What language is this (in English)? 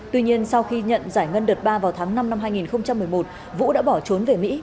Vietnamese